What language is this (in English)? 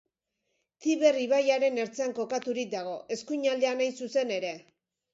Basque